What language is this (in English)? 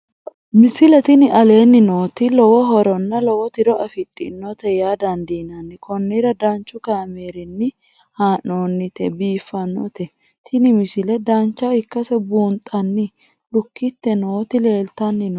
Sidamo